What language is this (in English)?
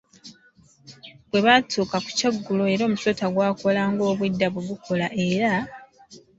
Ganda